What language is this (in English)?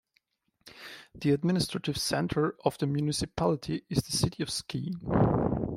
English